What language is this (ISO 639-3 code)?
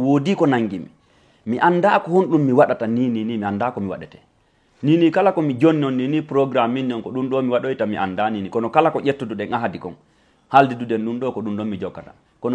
ind